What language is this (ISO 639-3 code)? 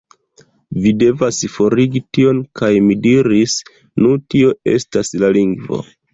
epo